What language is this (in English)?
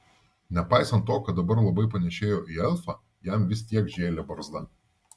Lithuanian